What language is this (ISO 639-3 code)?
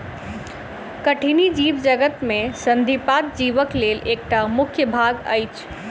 mai